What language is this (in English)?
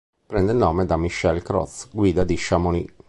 Italian